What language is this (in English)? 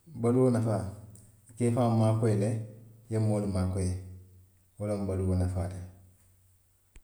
Western Maninkakan